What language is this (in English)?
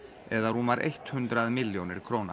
Icelandic